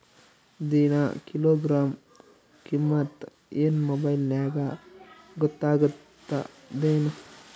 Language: Kannada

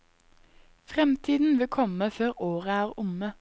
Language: Norwegian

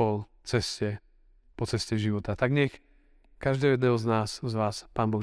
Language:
Slovak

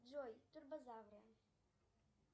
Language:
Russian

